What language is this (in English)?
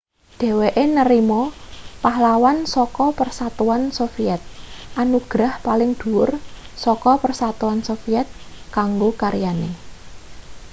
Javanese